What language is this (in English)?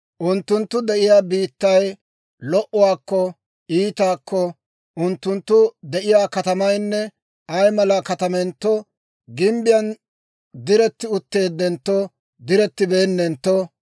Dawro